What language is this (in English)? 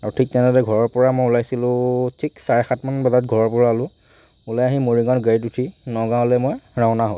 Assamese